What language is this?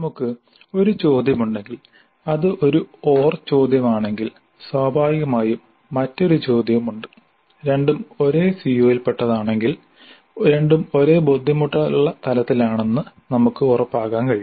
Malayalam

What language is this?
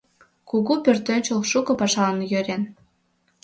Mari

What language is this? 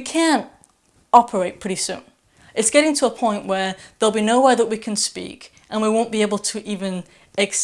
English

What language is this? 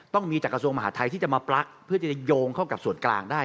Thai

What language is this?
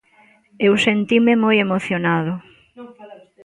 Galician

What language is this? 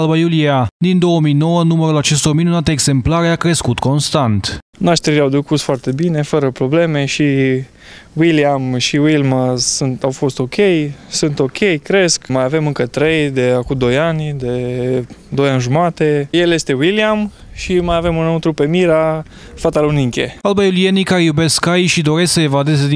Romanian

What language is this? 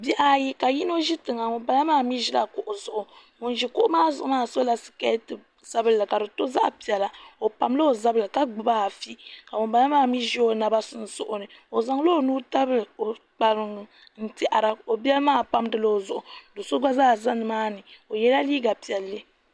Dagbani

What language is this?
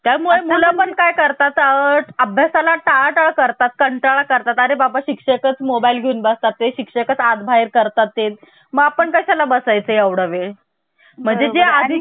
Marathi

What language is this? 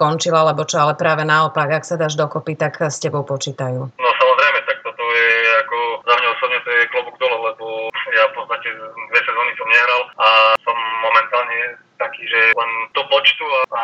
Slovak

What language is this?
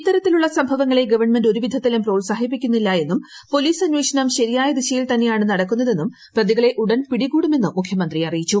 Malayalam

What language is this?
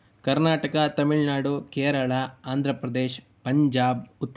Sanskrit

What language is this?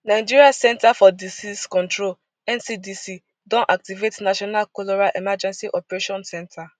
Nigerian Pidgin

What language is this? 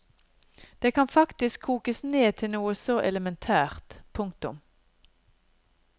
Norwegian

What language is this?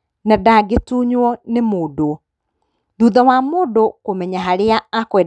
Kikuyu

